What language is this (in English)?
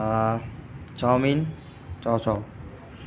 Assamese